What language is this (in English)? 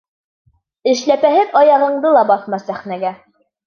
Bashkir